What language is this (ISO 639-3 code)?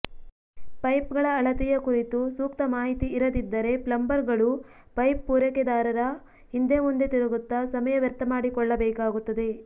kan